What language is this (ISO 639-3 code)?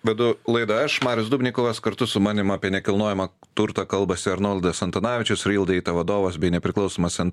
lit